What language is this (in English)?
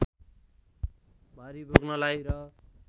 Nepali